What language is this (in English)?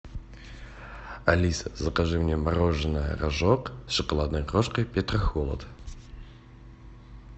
Russian